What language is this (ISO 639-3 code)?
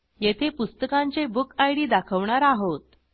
mar